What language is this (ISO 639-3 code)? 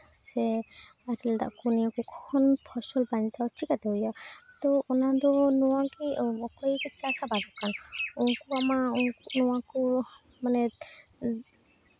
sat